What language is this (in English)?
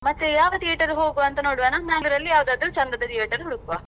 Kannada